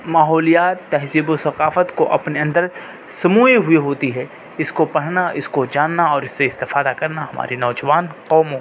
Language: Urdu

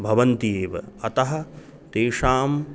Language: Sanskrit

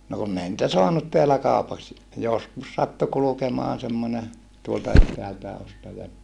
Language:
Finnish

